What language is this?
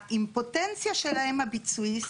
Hebrew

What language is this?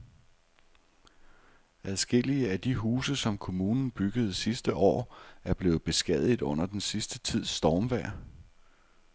Danish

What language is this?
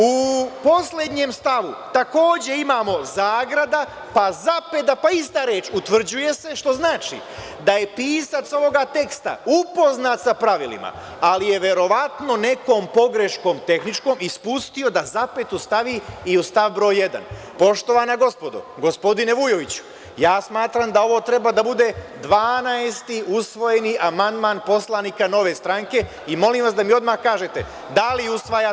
Serbian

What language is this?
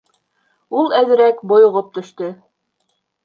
Bashkir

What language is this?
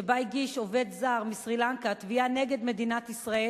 Hebrew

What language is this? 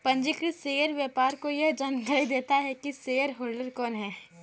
Hindi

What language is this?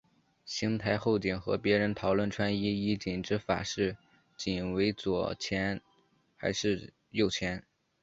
Chinese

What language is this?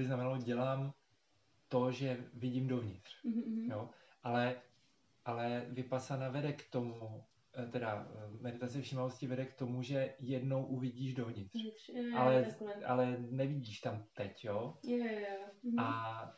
Czech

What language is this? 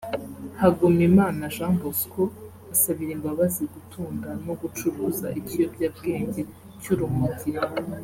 Kinyarwanda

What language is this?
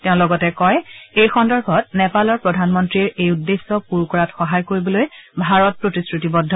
Assamese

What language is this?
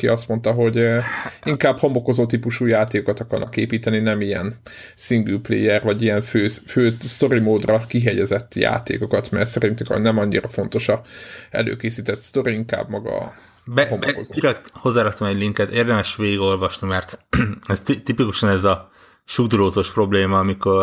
Hungarian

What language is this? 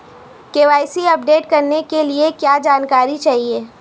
Hindi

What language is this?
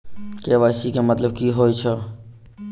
Maithili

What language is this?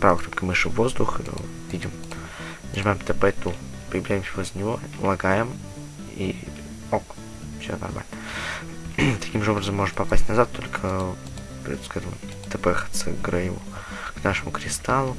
Russian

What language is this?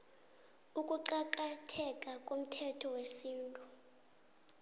South Ndebele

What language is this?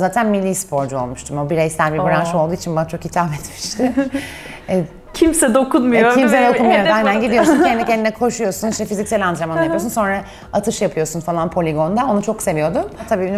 Turkish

